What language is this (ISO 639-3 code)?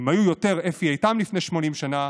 heb